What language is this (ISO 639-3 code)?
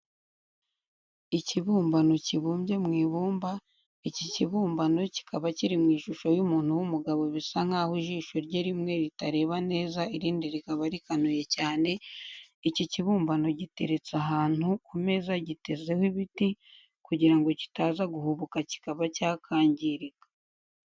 kin